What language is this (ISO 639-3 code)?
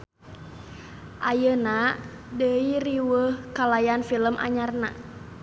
sun